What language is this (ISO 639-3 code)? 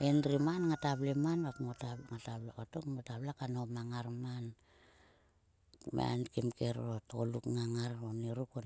sua